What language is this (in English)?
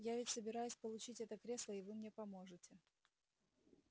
Russian